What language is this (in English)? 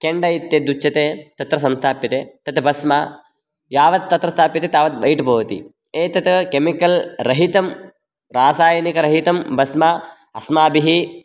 Sanskrit